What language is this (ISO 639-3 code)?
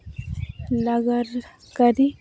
sat